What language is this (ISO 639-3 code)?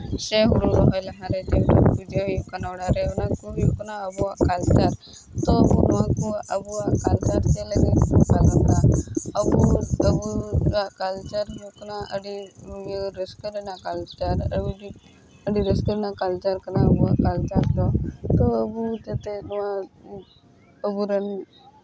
sat